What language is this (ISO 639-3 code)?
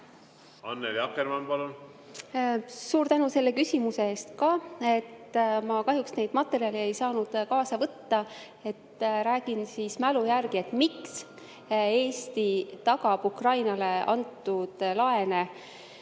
est